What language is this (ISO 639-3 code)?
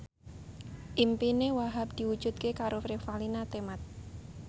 jav